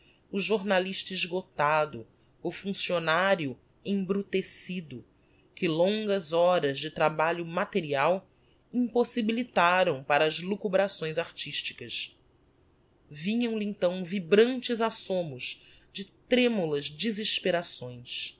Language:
Portuguese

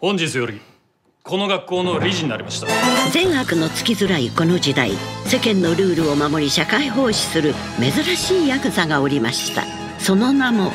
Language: Japanese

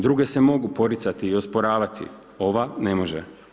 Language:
Croatian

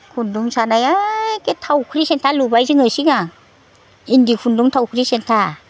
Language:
Bodo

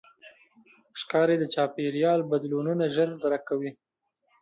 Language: Pashto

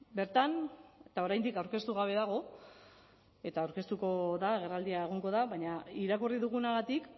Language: Basque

